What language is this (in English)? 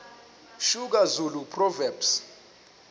Xhosa